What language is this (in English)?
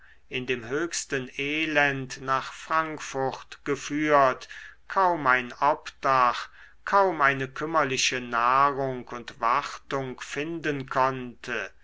German